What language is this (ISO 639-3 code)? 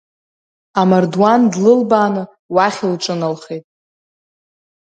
abk